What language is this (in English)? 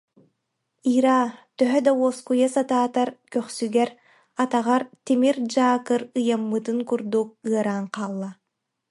Yakut